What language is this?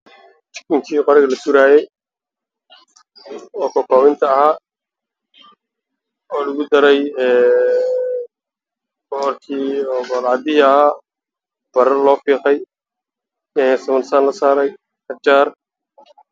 Somali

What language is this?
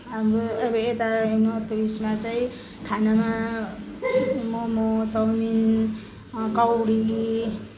Nepali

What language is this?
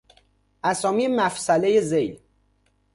Persian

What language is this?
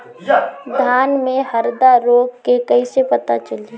Bhojpuri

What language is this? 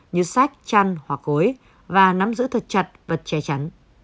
Vietnamese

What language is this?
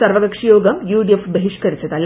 Malayalam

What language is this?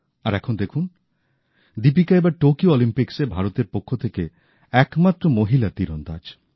Bangla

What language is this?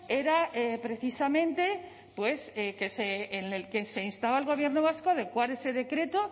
Spanish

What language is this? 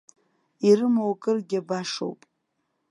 Abkhazian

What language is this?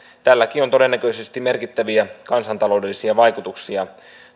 Finnish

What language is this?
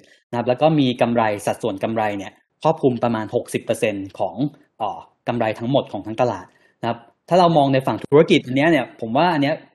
Thai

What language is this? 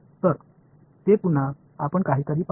Marathi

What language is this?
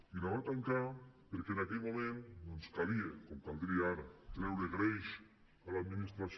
Catalan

